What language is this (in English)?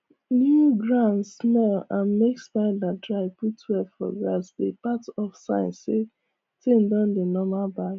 Nigerian Pidgin